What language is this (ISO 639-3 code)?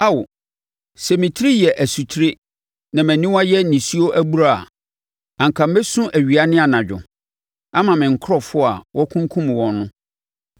aka